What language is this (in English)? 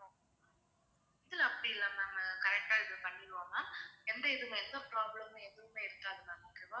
Tamil